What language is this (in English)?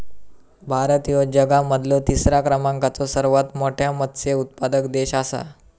Marathi